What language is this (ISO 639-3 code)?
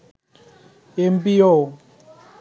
ben